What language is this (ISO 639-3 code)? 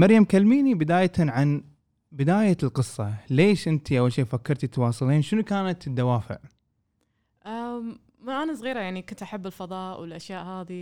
ara